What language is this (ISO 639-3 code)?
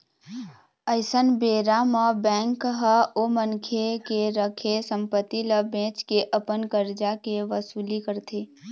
hne